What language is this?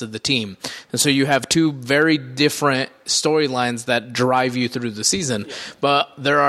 English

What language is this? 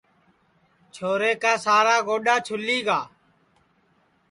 Sansi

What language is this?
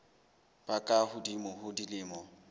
Southern Sotho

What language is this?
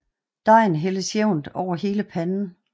Danish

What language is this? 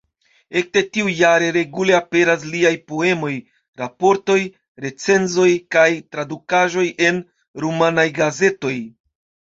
Esperanto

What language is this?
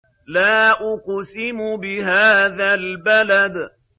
Arabic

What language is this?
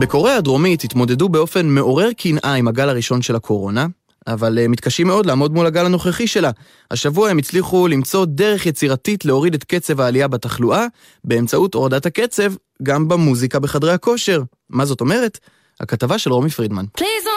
Hebrew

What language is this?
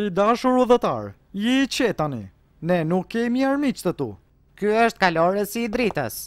Romanian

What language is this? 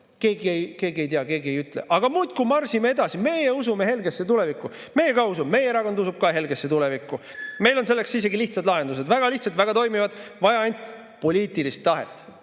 Estonian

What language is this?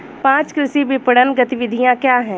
Hindi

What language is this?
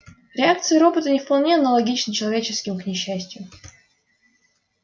Russian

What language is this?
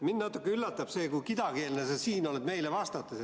Estonian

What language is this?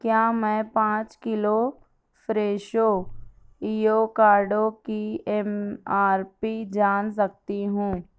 Urdu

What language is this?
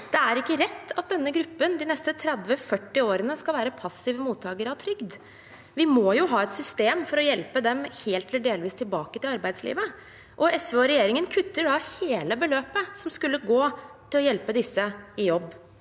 Norwegian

